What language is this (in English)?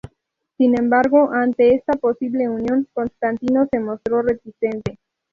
Spanish